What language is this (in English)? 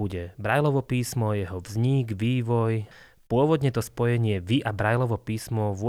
Slovak